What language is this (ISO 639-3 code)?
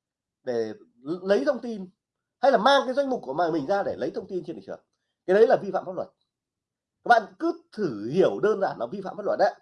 vie